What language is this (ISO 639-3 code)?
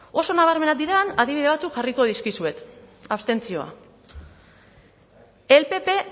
eus